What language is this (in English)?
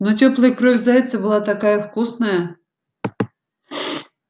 Russian